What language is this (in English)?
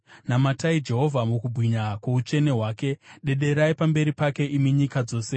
Shona